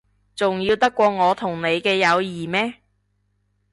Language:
Cantonese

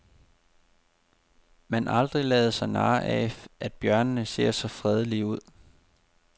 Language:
Danish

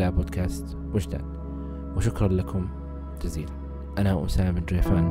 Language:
Arabic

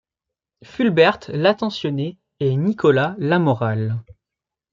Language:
French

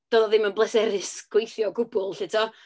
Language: Welsh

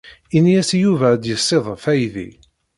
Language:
Kabyle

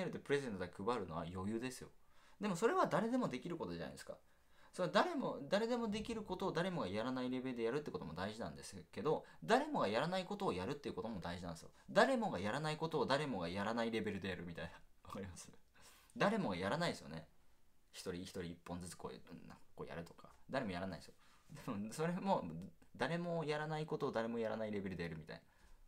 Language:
Japanese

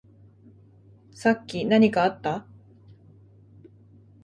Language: Japanese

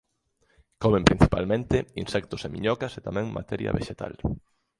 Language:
Galician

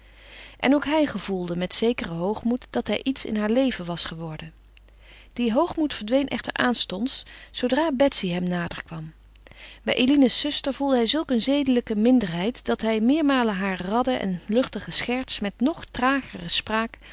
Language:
Dutch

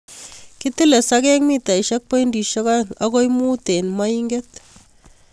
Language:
Kalenjin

